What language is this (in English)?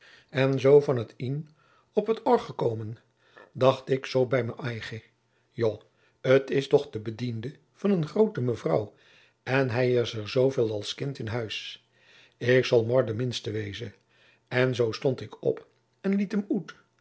Dutch